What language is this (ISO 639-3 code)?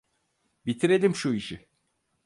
tur